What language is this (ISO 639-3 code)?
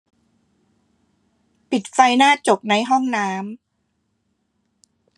tha